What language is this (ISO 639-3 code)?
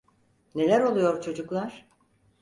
tur